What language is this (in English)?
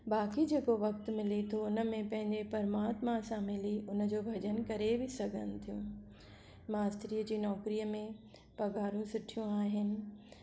Sindhi